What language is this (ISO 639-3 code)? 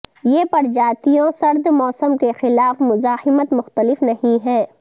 urd